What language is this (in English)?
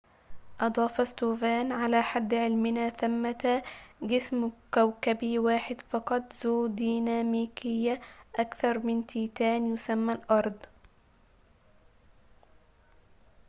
Arabic